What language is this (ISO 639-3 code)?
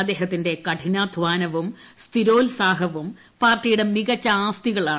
mal